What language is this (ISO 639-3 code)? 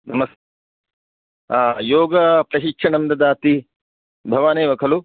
san